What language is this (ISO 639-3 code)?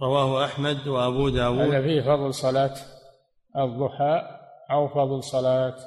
ara